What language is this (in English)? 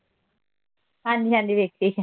Punjabi